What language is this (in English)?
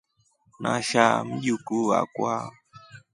Rombo